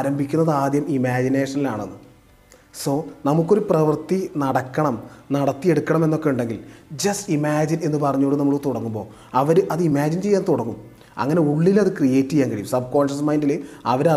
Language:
Malayalam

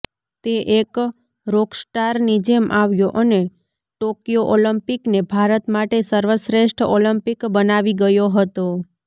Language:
Gujarati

